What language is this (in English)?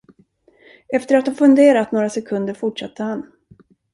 Swedish